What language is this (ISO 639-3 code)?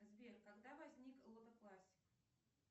rus